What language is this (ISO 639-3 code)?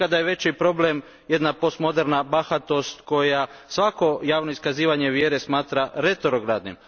hrv